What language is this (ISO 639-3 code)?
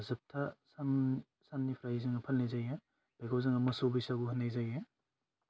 brx